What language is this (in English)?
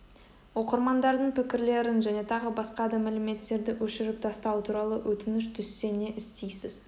Kazakh